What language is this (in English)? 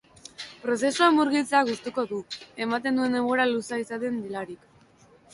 Basque